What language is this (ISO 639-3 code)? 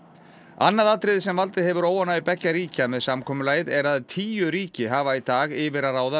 isl